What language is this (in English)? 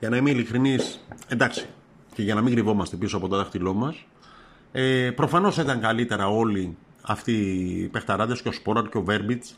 Greek